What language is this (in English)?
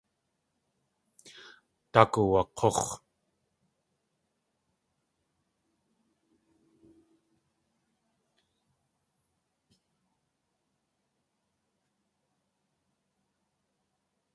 Tlingit